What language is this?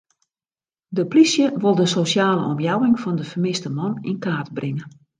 Western Frisian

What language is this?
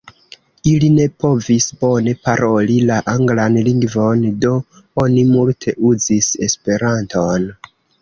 Esperanto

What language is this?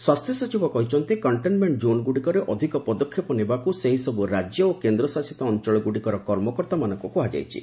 Odia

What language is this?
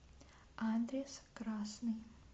Russian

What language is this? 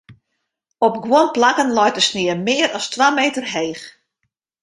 Western Frisian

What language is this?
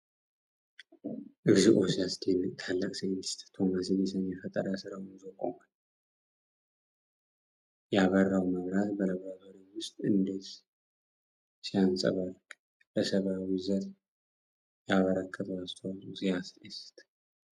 Amharic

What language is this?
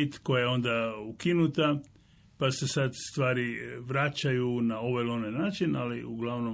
Croatian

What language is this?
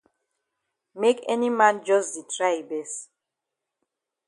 Cameroon Pidgin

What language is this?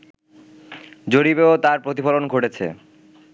Bangla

